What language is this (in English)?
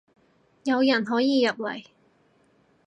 Cantonese